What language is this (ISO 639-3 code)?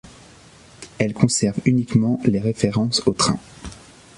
fra